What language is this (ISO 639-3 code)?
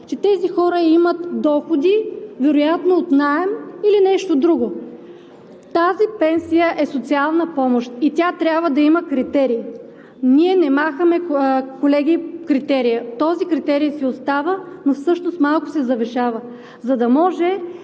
bul